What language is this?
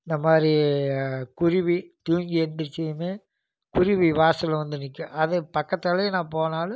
Tamil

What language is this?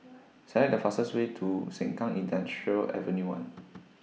English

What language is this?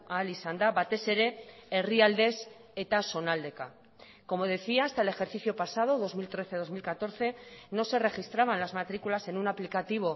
Spanish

